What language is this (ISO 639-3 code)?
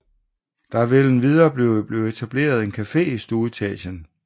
dan